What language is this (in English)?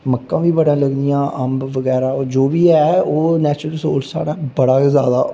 Dogri